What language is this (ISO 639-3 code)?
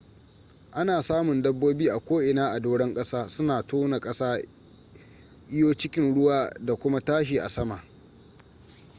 hau